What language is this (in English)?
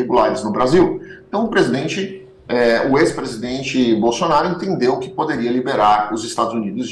Portuguese